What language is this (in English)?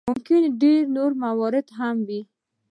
Pashto